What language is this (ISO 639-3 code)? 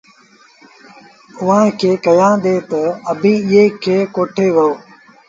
sbn